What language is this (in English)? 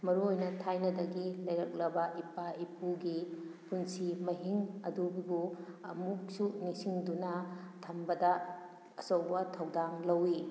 Manipuri